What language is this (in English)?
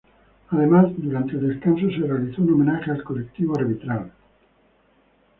Spanish